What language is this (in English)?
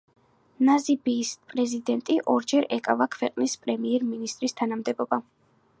Georgian